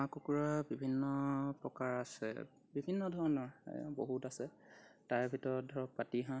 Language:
Assamese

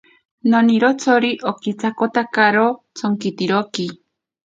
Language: Ashéninka Perené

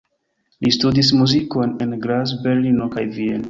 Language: Esperanto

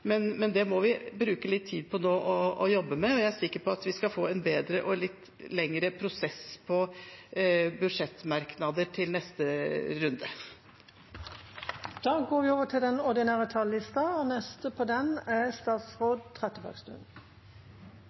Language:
Norwegian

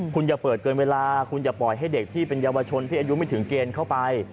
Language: Thai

